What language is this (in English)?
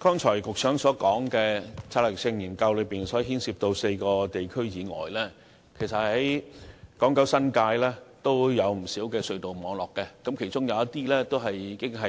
Cantonese